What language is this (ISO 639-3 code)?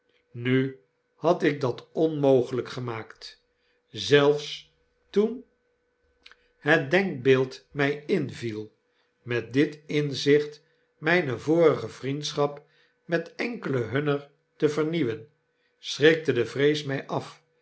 nld